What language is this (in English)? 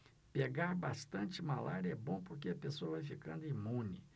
Portuguese